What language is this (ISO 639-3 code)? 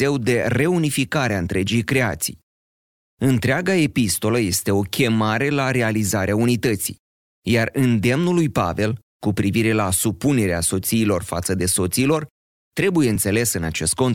ron